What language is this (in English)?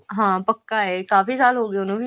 Punjabi